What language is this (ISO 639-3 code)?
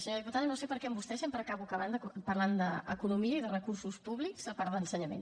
cat